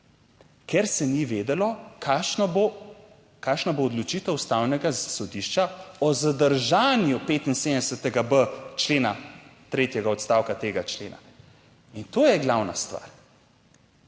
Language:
Slovenian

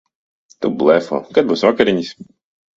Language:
Latvian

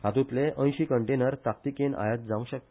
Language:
Konkani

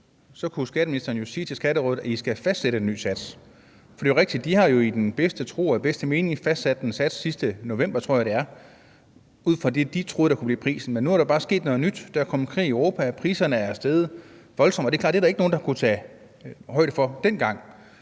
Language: Danish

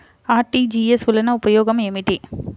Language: Telugu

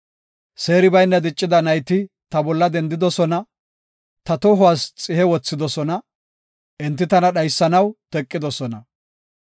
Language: Gofa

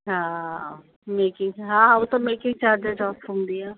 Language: Sindhi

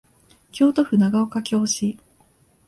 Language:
Japanese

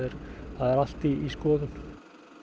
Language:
Icelandic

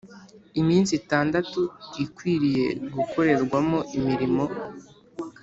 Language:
Kinyarwanda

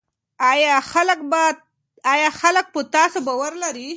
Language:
Pashto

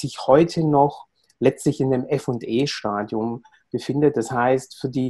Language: German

